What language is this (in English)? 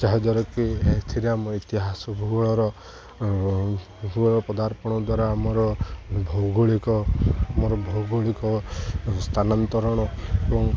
Odia